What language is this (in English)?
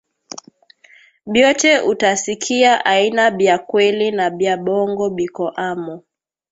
Swahili